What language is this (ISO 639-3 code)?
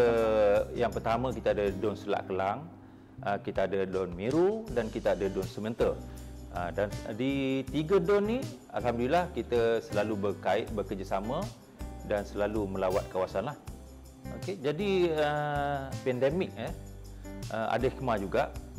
msa